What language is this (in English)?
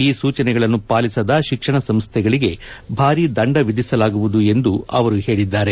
Kannada